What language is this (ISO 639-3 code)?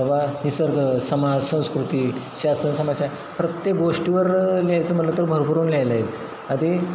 mar